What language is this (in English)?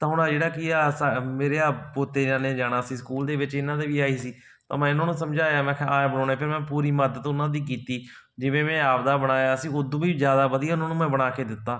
Punjabi